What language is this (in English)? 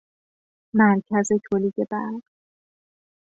Persian